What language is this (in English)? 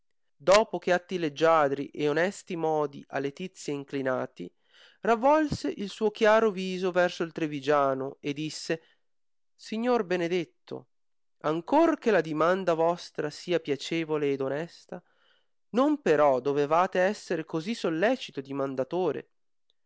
Italian